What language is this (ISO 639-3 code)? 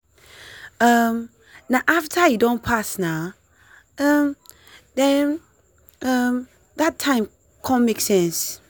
pcm